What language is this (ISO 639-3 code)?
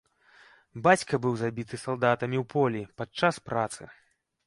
bel